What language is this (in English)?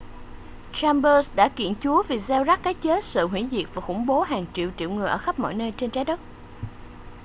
Vietnamese